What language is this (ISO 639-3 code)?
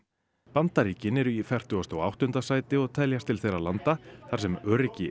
isl